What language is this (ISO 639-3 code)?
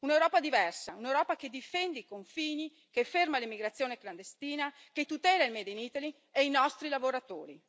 ita